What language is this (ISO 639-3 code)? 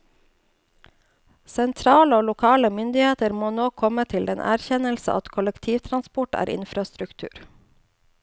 nor